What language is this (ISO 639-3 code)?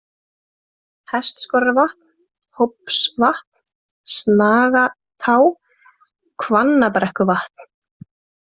isl